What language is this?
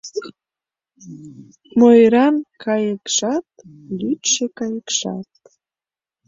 Mari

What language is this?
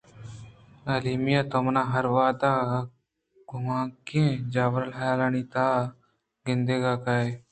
Eastern Balochi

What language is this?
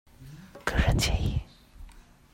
Chinese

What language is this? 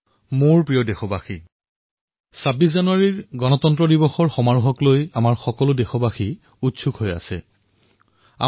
Assamese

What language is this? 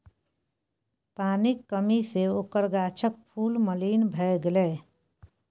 Maithili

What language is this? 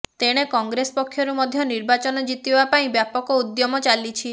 Odia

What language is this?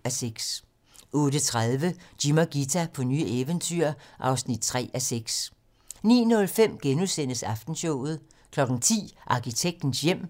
Danish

